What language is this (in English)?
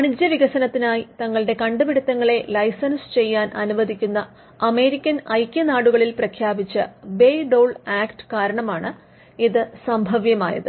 Malayalam